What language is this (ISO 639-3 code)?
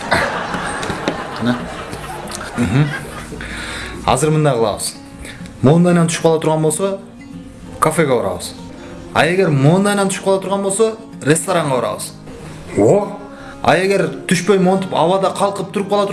tur